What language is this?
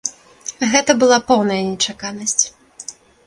Belarusian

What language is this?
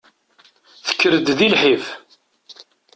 Kabyle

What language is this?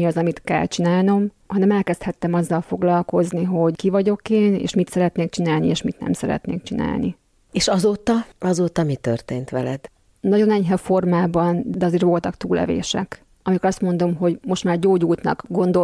Hungarian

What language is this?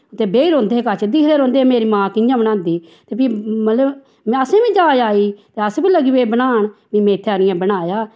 Dogri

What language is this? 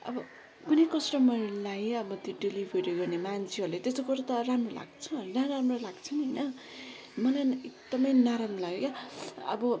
Nepali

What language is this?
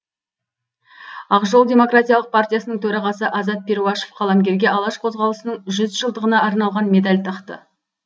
Kazakh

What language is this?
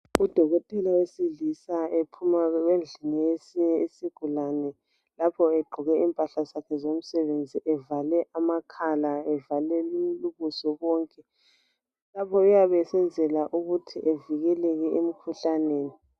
North Ndebele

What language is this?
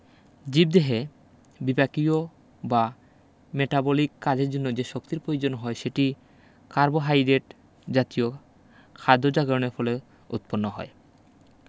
Bangla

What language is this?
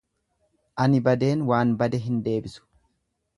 Oromo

